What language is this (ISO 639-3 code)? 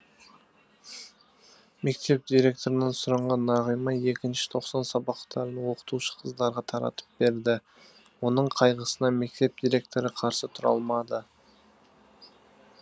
kaz